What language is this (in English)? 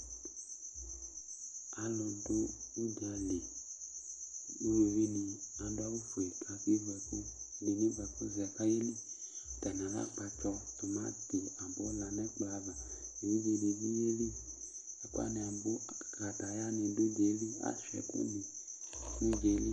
Ikposo